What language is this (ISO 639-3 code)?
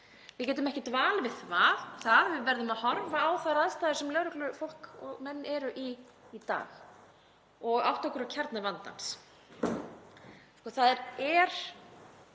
isl